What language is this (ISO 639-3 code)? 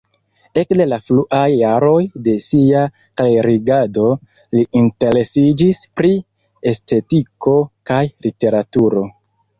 epo